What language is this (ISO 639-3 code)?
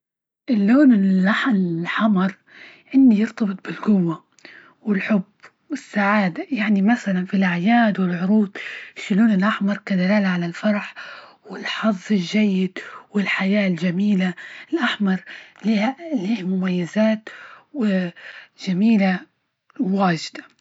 ayl